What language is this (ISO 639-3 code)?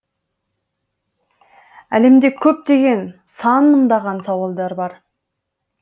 kaz